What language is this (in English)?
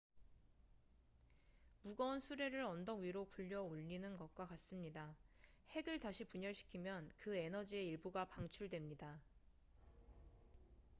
Korean